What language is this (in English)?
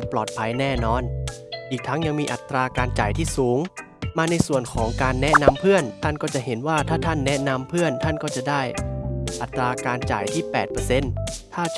Thai